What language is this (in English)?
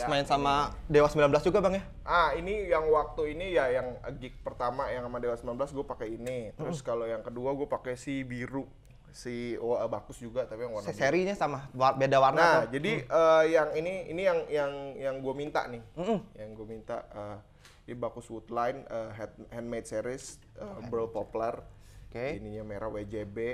Indonesian